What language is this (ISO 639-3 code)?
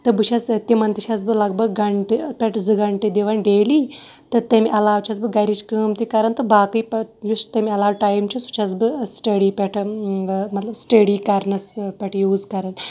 kas